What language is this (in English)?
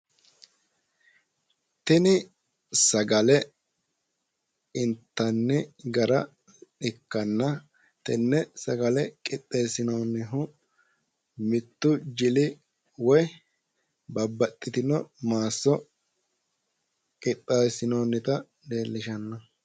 Sidamo